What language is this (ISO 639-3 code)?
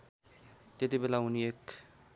nep